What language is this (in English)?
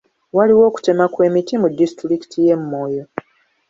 Ganda